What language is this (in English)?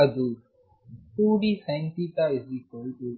Kannada